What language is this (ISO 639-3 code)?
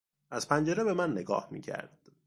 fas